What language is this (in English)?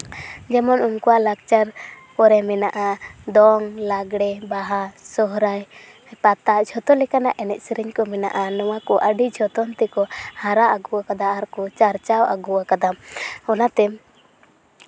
Santali